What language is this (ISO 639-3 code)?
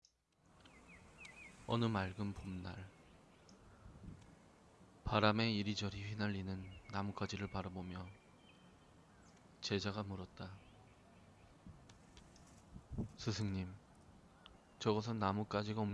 kor